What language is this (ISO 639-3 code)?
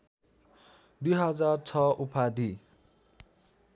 nep